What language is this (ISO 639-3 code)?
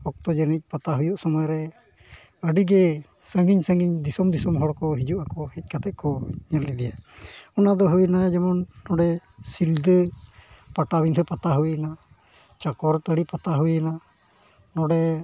sat